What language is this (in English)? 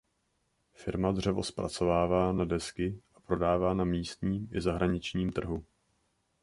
Czech